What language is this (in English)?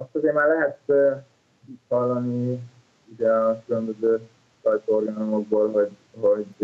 Hungarian